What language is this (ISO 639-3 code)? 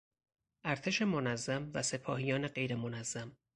fas